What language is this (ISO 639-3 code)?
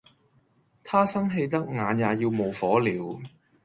yue